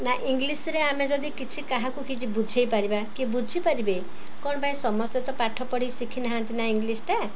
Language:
Odia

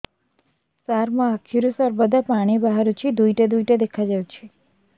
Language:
Odia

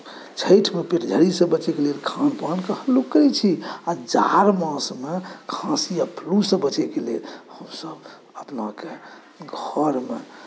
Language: Maithili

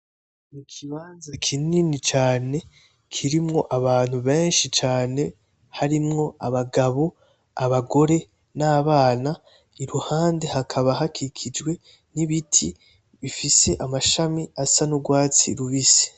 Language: Rundi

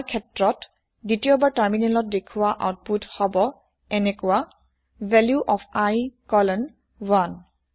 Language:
Assamese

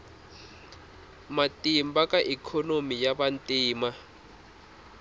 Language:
Tsonga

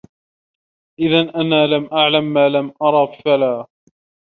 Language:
Arabic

